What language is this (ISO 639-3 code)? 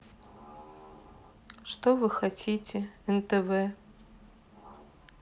rus